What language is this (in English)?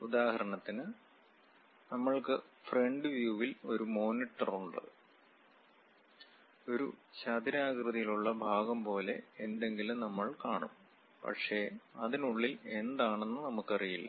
Malayalam